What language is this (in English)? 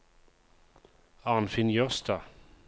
Norwegian